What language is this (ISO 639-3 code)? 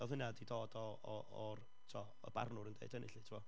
cym